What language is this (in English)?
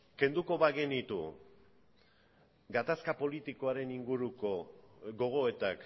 Basque